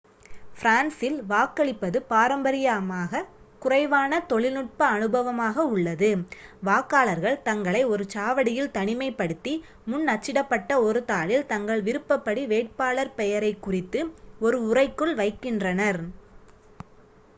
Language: Tamil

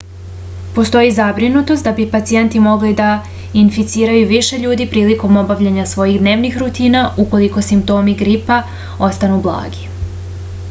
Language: Serbian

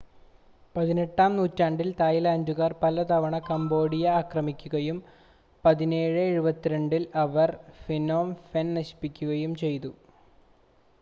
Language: Malayalam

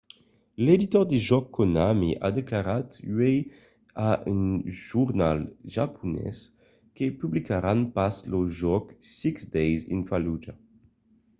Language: Occitan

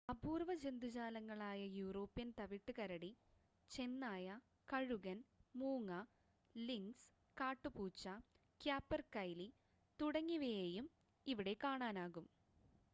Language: Malayalam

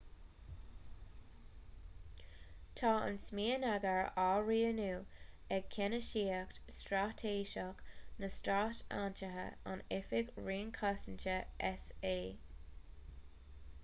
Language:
Irish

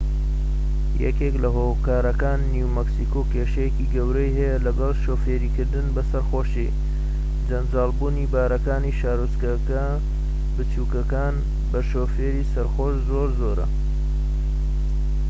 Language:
Central Kurdish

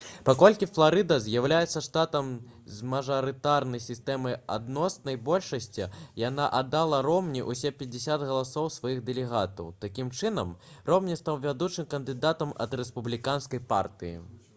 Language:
Belarusian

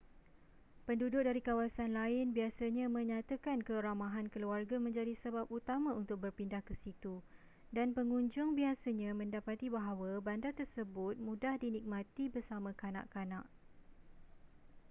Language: Malay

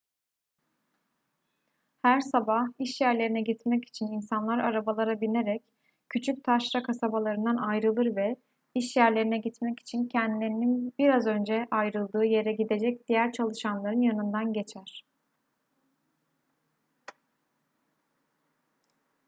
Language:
Turkish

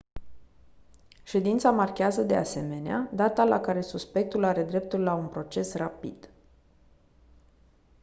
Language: Romanian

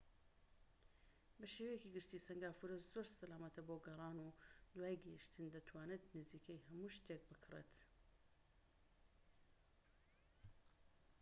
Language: Central Kurdish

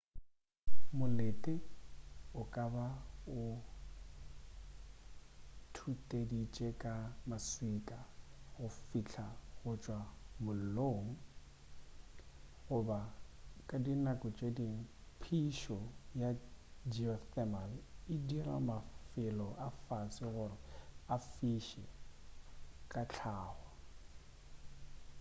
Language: Northern Sotho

